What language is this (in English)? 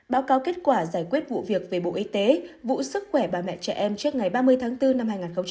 Vietnamese